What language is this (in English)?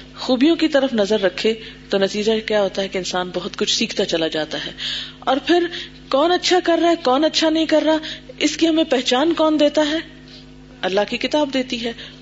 Urdu